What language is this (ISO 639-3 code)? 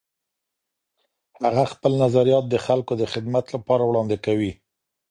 pus